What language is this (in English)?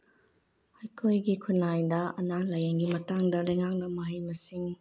Manipuri